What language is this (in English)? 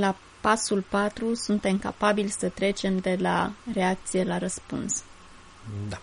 Romanian